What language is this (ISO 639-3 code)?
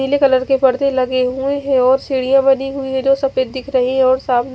hin